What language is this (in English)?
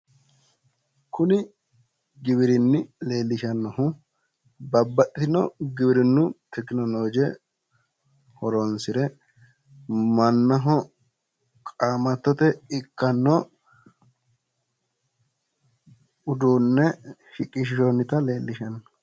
Sidamo